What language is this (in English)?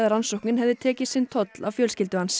Icelandic